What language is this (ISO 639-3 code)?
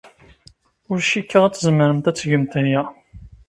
kab